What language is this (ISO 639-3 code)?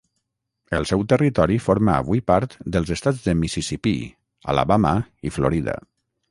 cat